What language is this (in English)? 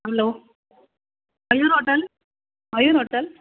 Sindhi